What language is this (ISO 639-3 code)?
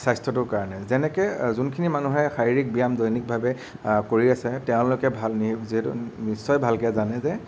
asm